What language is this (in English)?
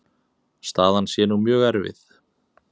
Icelandic